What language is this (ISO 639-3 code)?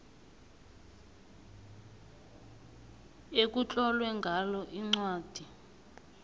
nbl